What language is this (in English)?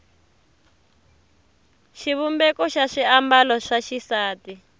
Tsonga